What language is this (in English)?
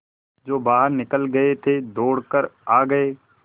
Hindi